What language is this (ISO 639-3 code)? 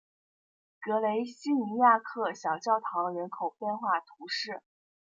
zho